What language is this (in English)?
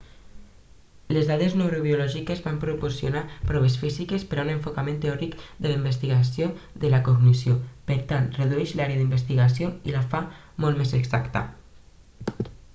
Catalan